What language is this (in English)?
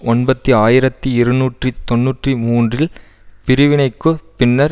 Tamil